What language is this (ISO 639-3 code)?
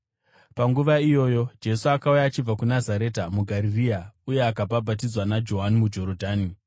sna